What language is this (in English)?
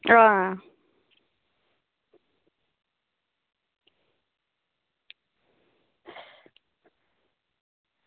Dogri